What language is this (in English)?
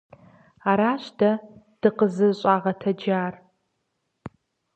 Kabardian